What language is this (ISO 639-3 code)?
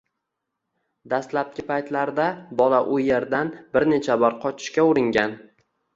uzb